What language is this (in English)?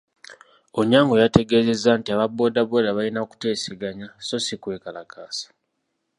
Ganda